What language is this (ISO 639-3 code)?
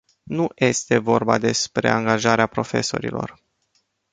ron